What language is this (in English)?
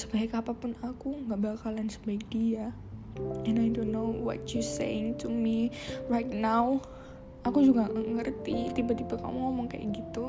Indonesian